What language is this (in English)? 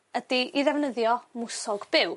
Welsh